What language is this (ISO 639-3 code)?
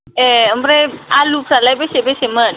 brx